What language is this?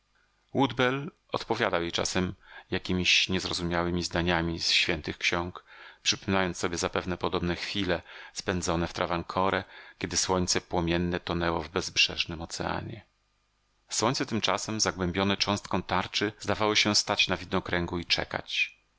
Polish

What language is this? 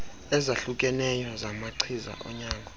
Xhosa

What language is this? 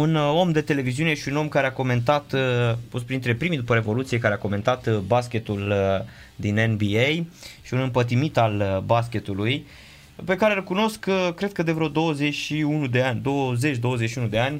Romanian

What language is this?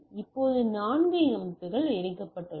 Tamil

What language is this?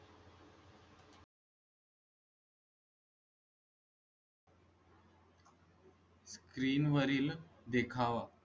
Marathi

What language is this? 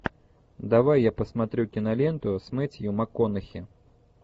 Russian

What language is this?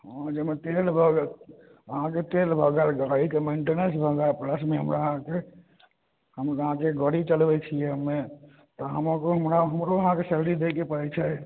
Maithili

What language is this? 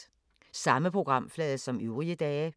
Danish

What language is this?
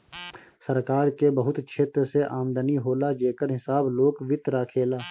Bhojpuri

